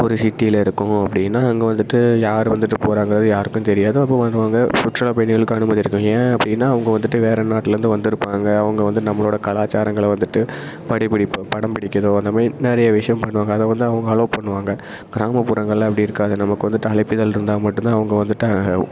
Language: Tamil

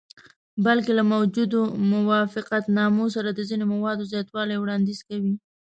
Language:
Pashto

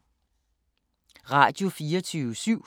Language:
Danish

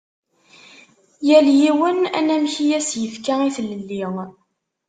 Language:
Kabyle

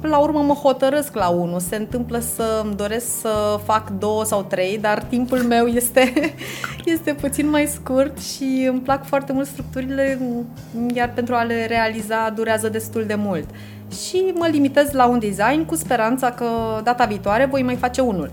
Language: Romanian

